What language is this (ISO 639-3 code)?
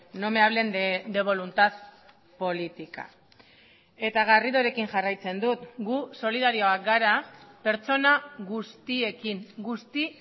eus